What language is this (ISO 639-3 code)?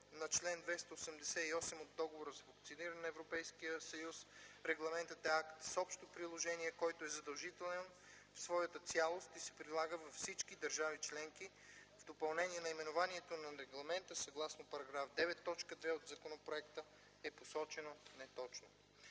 bul